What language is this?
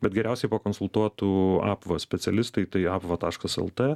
Lithuanian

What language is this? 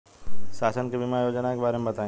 Bhojpuri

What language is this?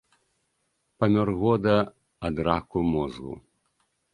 Belarusian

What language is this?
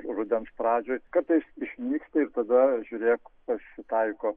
Lithuanian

